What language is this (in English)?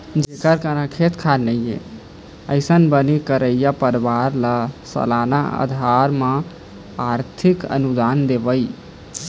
Chhattisgarhi